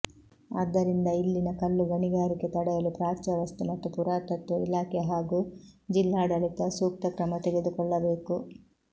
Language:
Kannada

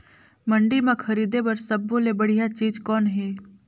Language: Chhattisgarhi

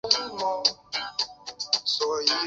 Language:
Chinese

